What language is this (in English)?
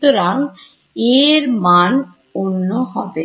Bangla